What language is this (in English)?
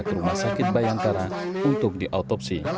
Indonesian